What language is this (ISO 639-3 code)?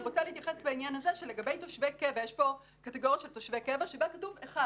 heb